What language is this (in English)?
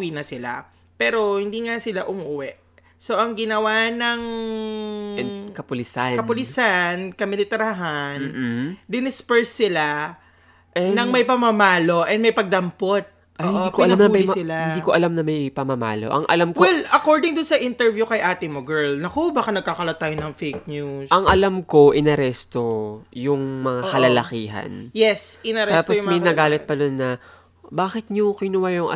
Filipino